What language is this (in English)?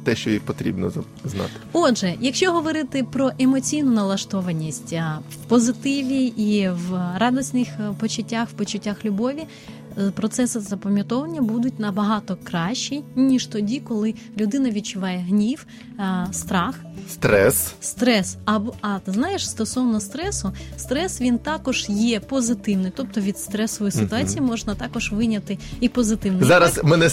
Ukrainian